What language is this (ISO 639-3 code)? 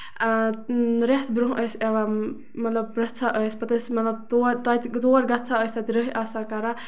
kas